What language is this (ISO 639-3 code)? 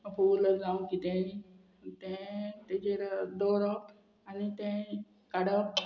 kok